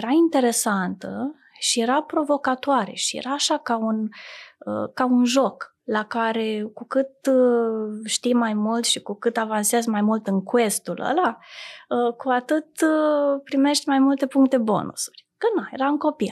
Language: Romanian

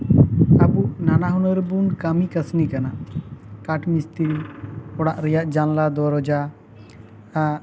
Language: Santali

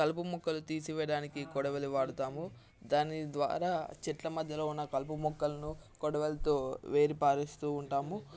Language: Telugu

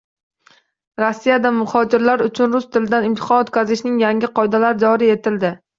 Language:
Uzbek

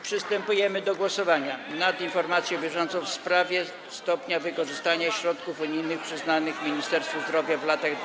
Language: Polish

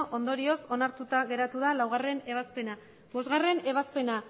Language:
Basque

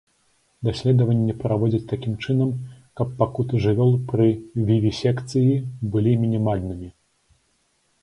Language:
Belarusian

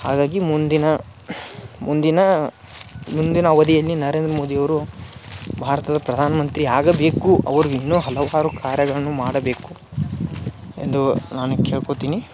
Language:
Kannada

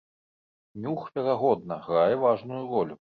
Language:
Belarusian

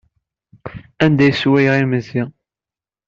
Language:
Kabyle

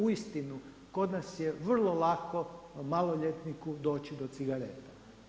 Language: Croatian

